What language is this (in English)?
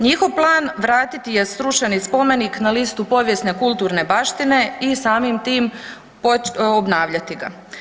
Croatian